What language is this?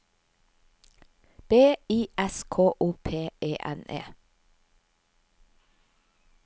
Norwegian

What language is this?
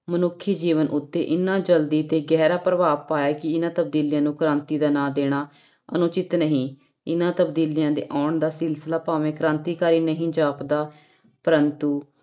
Punjabi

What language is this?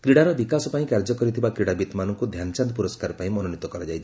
Odia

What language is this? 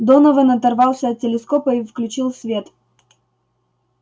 Russian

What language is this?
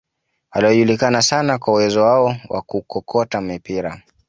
Swahili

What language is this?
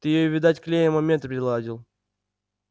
Russian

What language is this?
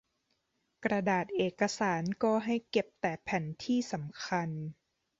Thai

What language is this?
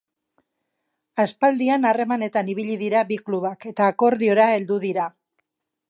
Basque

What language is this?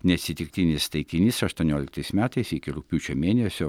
Lithuanian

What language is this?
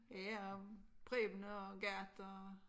Danish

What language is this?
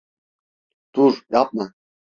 Turkish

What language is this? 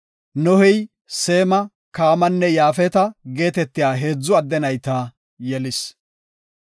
Gofa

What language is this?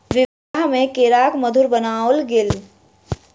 Maithili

